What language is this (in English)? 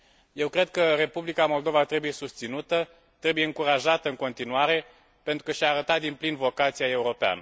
Romanian